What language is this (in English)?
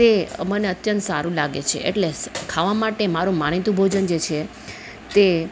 Gujarati